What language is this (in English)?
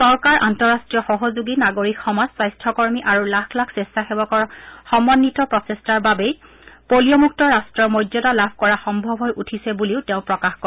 Assamese